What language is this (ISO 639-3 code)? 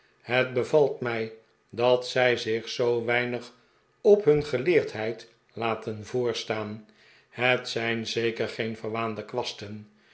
nld